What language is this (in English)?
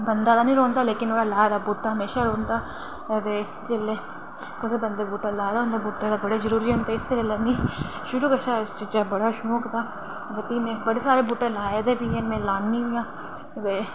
Dogri